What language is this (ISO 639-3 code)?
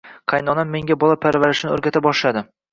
uzb